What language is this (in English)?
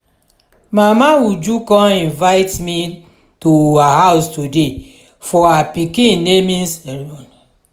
Nigerian Pidgin